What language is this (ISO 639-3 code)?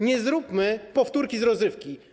pol